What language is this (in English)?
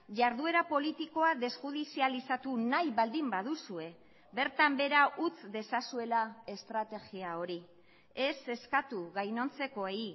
Basque